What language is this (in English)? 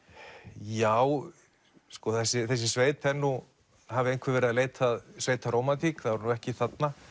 Icelandic